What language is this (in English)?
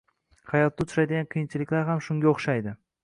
Uzbek